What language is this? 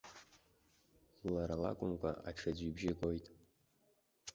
Abkhazian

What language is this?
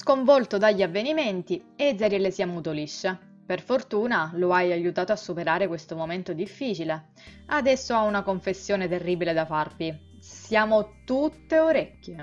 Italian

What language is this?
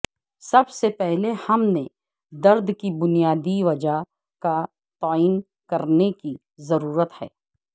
Urdu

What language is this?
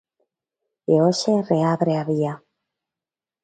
Galician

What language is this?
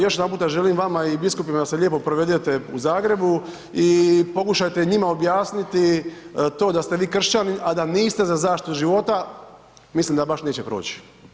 Croatian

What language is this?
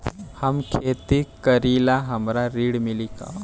Bhojpuri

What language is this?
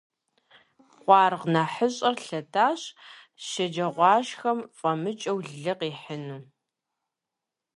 Kabardian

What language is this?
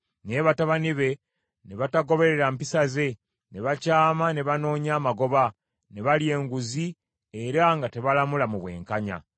Ganda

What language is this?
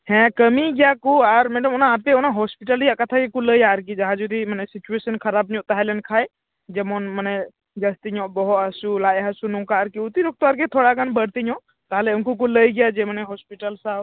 Santali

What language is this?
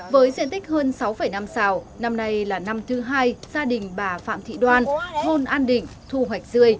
Vietnamese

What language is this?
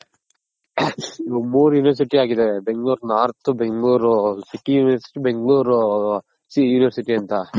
Kannada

